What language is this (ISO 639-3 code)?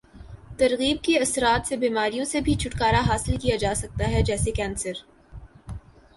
urd